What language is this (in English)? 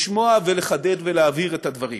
Hebrew